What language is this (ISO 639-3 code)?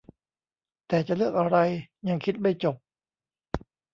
tha